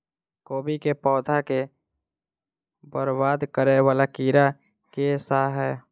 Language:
Maithili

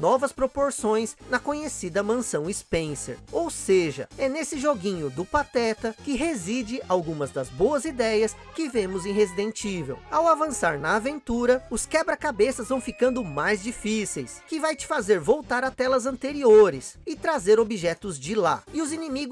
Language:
Portuguese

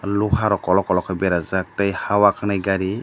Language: Kok Borok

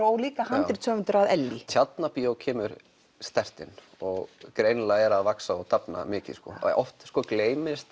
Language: Icelandic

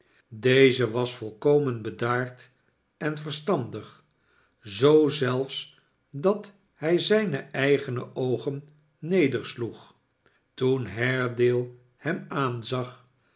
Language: Dutch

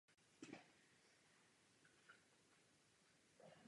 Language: Czech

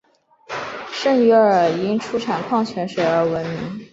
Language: Chinese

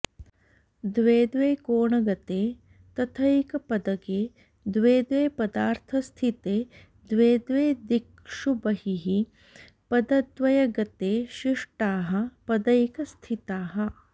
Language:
Sanskrit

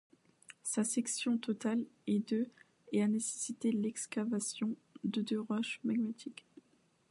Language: French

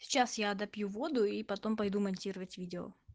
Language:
Russian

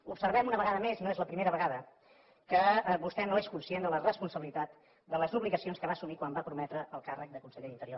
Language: Catalan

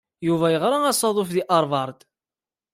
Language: Kabyle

